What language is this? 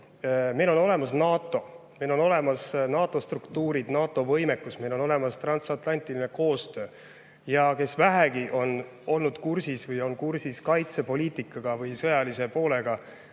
Estonian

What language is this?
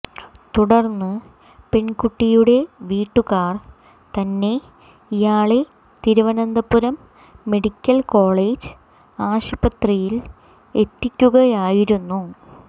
Malayalam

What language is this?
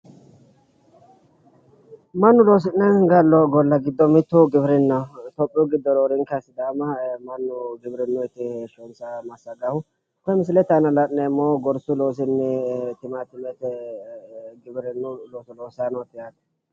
Sidamo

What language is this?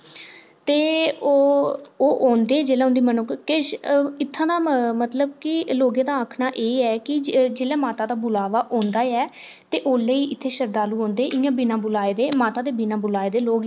Dogri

